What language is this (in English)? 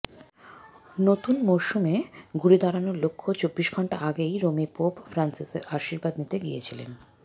Bangla